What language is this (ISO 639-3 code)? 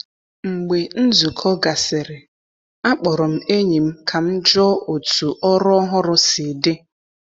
ibo